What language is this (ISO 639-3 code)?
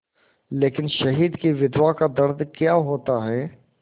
hin